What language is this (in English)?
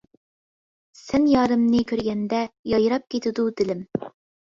Uyghur